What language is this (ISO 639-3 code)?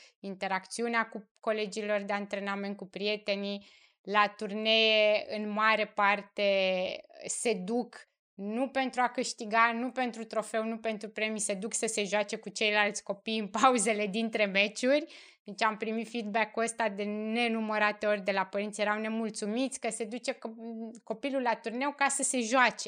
ron